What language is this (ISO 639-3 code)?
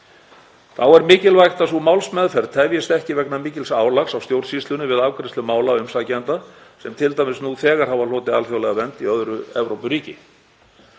isl